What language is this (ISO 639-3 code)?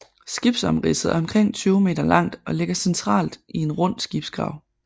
dan